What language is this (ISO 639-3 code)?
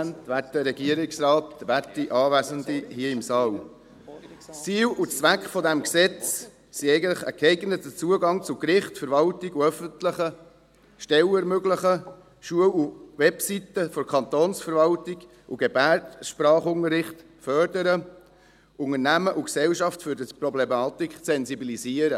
gsw